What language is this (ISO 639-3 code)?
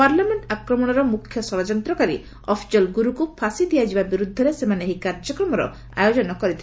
ori